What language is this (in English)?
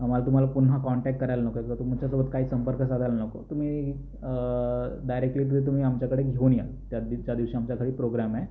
Marathi